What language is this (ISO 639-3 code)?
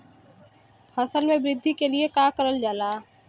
bho